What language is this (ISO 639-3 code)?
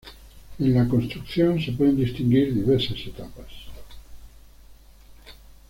spa